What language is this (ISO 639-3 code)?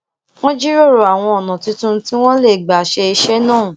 yor